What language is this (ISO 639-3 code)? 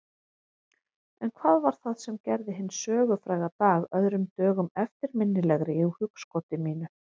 isl